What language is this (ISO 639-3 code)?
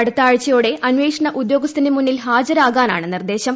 mal